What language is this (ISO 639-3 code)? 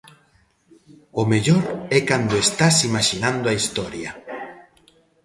glg